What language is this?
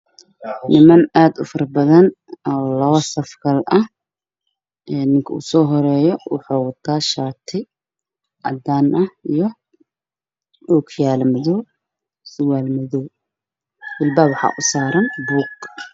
Somali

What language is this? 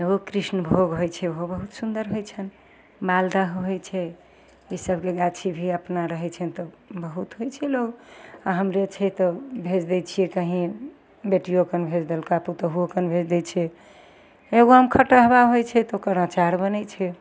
Maithili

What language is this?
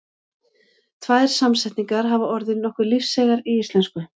Icelandic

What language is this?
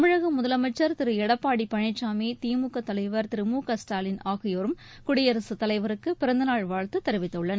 Tamil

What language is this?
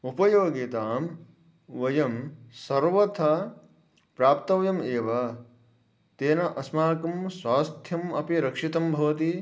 Sanskrit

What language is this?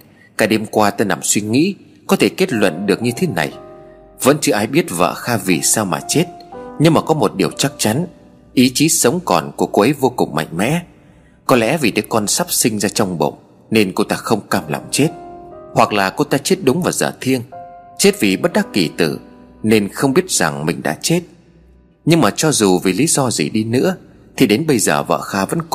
Vietnamese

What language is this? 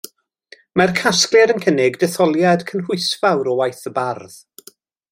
Welsh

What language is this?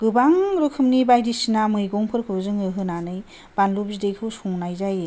Bodo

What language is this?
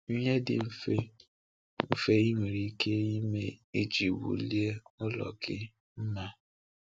Igbo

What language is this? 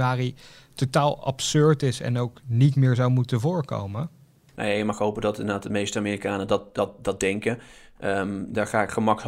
Dutch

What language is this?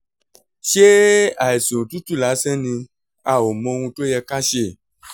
Yoruba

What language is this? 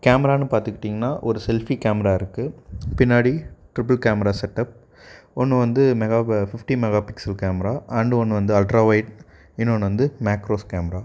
Tamil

